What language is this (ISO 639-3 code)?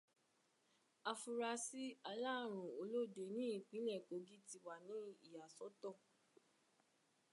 yor